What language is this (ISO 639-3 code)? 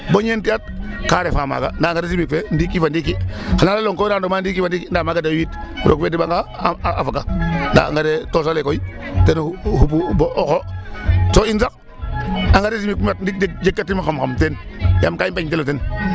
srr